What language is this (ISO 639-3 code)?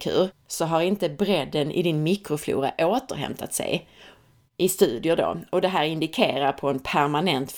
swe